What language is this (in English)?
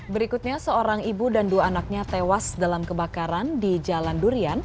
Indonesian